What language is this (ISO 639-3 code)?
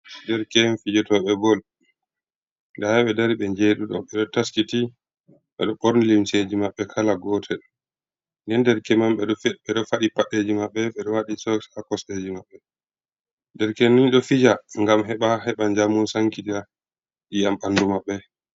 ful